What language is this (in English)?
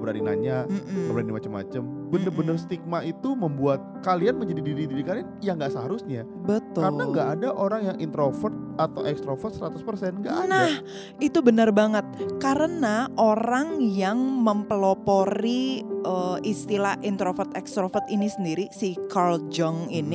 Indonesian